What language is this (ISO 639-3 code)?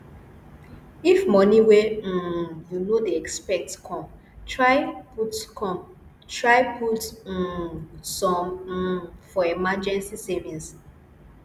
pcm